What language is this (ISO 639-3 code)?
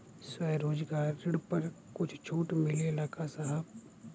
bho